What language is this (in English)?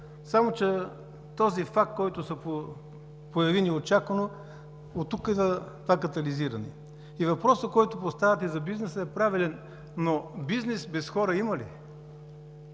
Bulgarian